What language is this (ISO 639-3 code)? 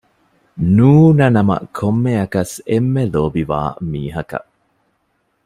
div